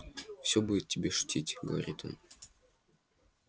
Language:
Russian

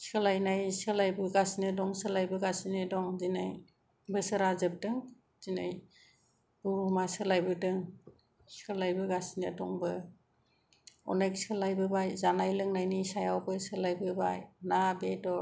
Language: Bodo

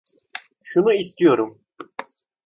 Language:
Turkish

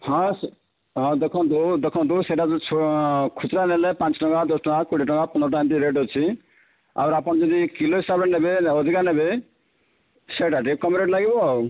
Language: Odia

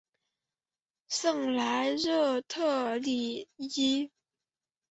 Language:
Chinese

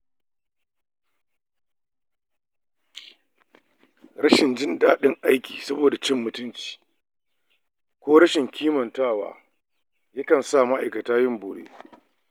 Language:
Hausa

